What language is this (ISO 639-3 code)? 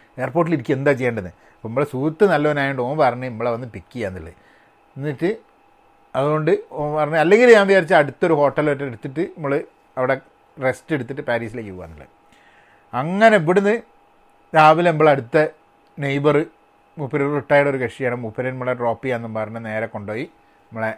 mal